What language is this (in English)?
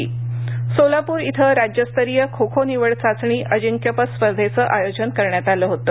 Marathi